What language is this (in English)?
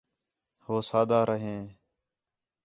Khetrani